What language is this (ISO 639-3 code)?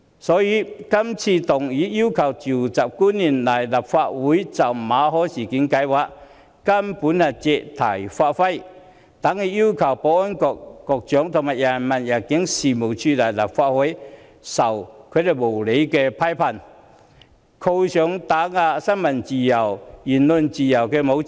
yue